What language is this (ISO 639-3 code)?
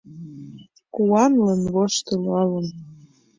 chm